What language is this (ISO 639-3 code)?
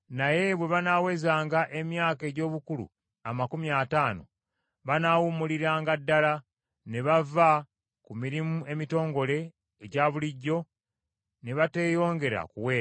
lug